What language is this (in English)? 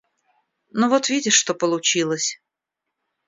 Russian